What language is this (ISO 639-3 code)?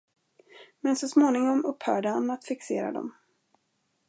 swe